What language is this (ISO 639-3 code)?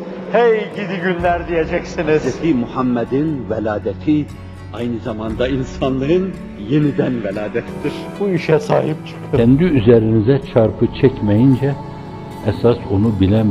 tur